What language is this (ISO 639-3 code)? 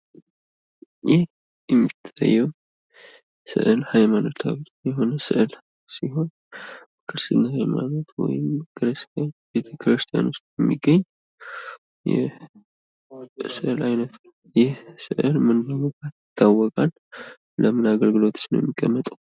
amh